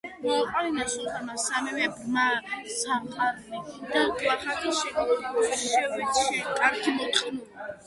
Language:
Georgian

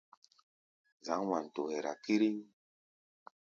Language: Gbaya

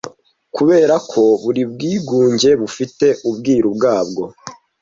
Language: Kinyarwanda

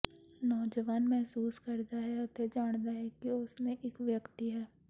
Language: Punjabi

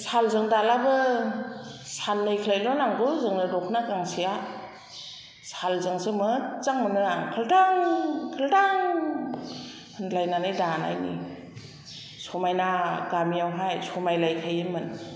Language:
Bodo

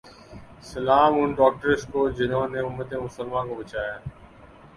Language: Urdu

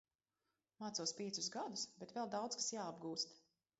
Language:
Latvian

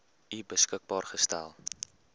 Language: Afrikaans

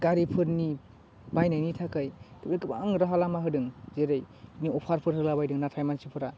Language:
Bodo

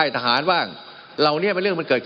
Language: Thai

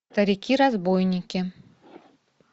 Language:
Russian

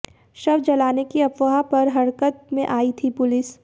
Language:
Hindi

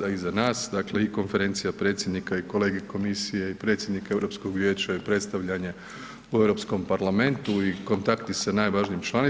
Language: Croatian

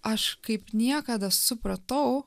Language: Lithuanian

